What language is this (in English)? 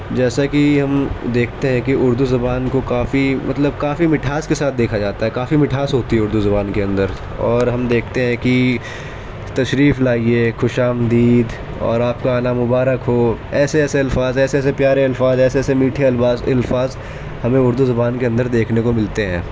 Urdu